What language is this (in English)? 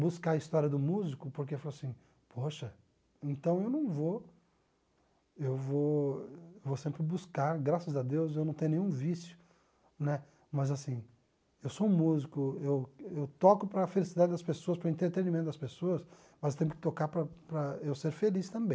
Portuguese